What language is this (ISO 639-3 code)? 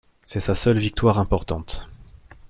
fra